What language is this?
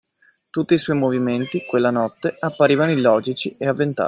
Italian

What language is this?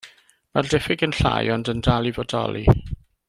Welsh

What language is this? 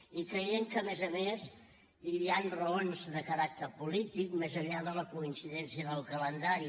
Catalan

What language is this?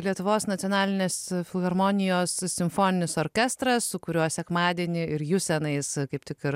Lithuanian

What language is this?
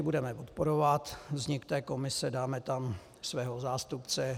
Czech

